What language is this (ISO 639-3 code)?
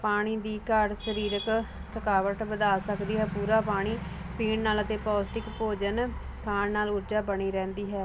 pan